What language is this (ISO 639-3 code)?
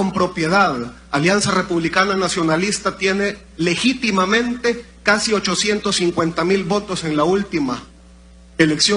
spa